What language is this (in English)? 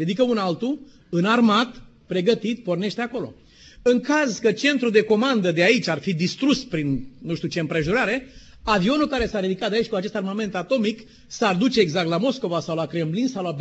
Romanian